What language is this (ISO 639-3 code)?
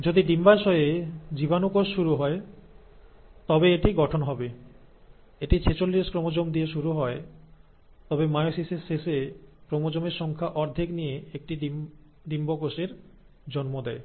ben